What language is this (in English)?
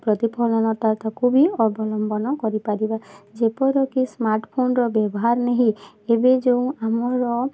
Odia